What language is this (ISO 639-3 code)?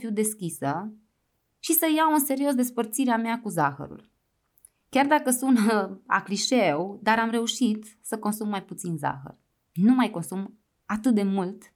ron